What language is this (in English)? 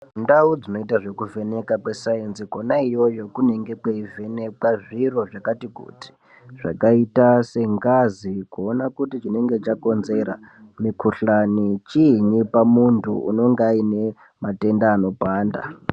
Ndau